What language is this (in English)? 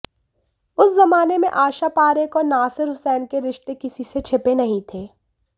Hindi